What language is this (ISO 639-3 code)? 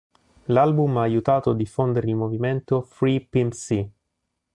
ita